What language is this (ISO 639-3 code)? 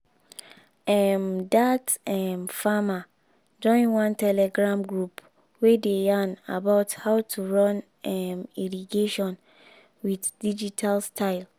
pcm